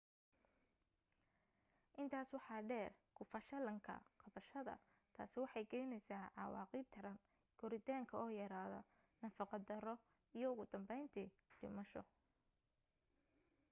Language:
Somali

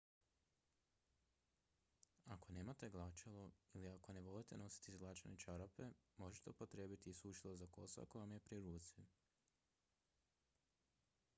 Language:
Croatian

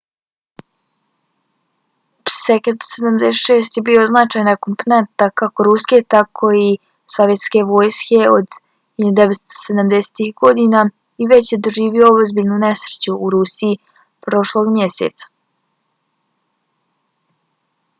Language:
Bosnian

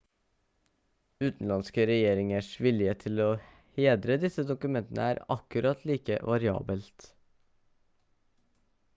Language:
Norwegian Bokmål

